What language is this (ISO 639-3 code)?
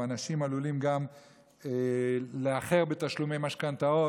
heb